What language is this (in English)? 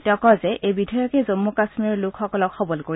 Assamese